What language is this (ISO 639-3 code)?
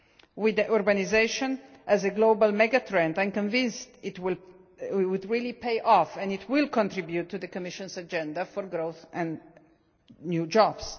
eng